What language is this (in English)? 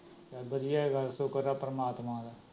Punjabi